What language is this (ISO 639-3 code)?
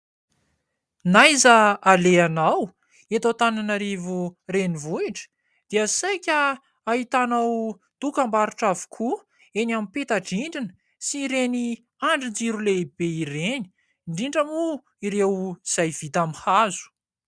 mlg